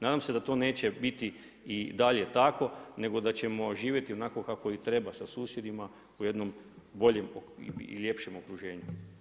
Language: Croatian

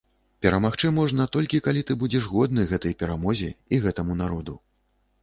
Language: Belarusian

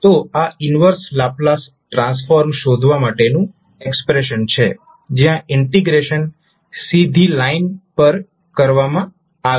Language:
Gujarati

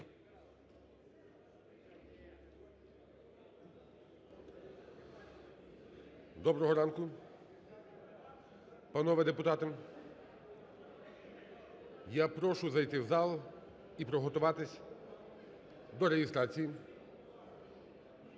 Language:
Ukrainian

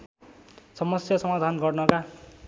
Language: Nepali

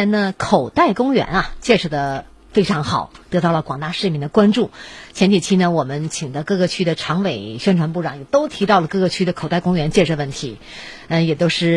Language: Chinese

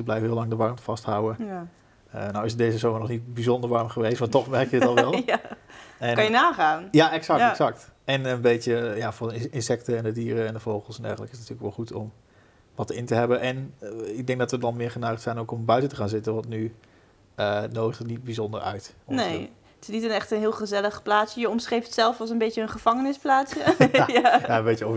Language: Dutch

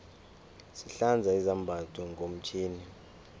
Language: South Ndebele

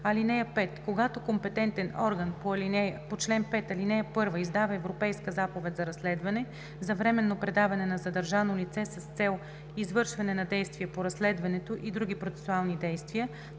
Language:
Bulgarian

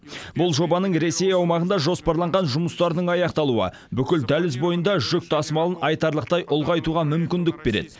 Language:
Kazakh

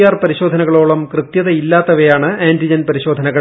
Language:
Malayalam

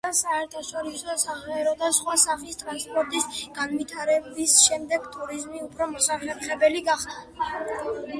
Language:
Georgian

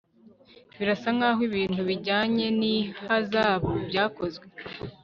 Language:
Kinyarwanda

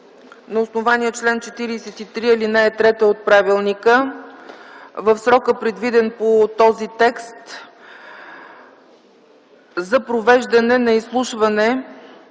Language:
Bulgarian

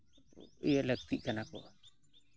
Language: Santali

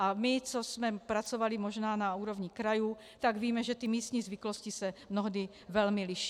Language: Czech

